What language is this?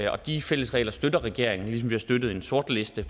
Danish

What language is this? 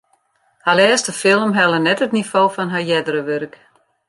Western Frisian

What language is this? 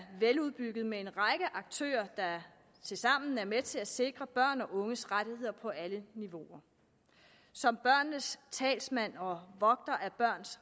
Danish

